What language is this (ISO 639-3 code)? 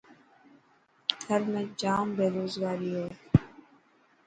mki